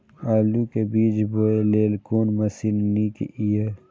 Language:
Maithili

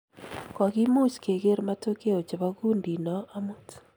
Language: Kalenjin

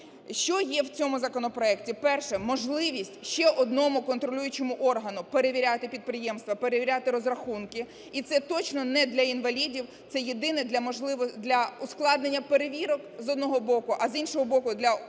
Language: Ukrainian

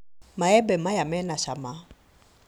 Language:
Kikuyu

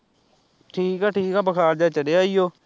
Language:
Punjabi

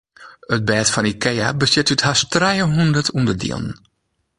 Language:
Western Frisian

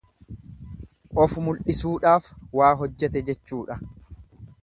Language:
Oromo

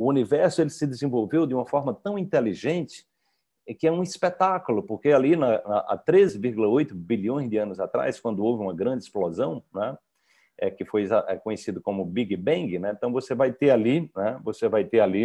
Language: Portuguese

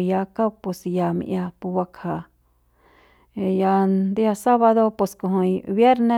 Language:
Central Pame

